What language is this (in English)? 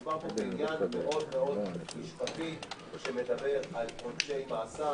Hebrew